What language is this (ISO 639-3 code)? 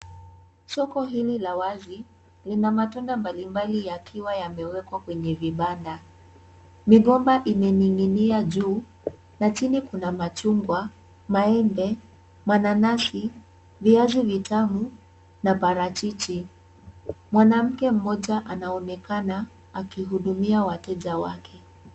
swa